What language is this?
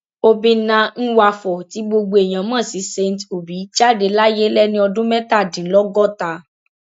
Yoruba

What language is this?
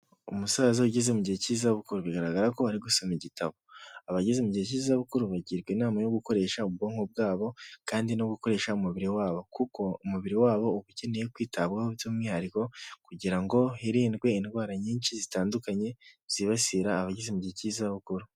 Kinyarwanda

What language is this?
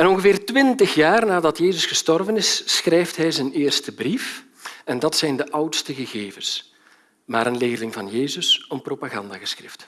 Dutch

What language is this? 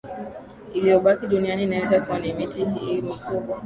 Swahili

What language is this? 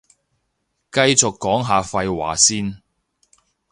Cantonese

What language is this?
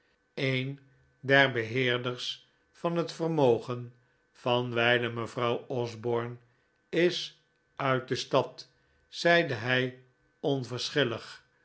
Dutch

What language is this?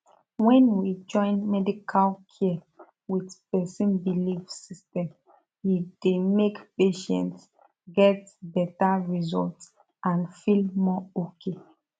Nigerian Pidgin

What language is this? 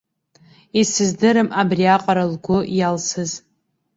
Abkhazian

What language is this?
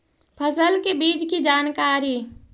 Magahi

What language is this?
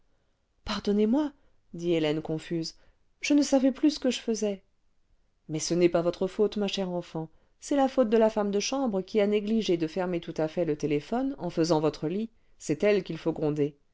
French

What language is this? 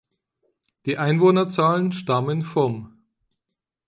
German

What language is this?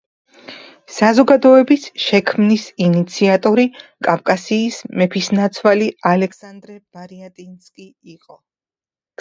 Georgian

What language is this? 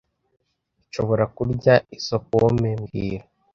Kinyarwanda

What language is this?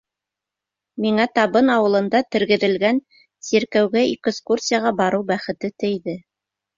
Bashkir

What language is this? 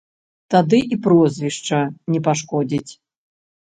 Belarusian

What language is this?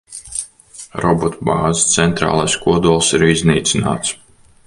Latvian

